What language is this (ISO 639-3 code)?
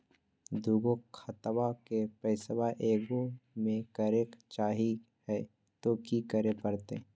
mag